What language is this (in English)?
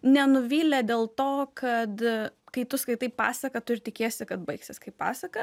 Lithuanian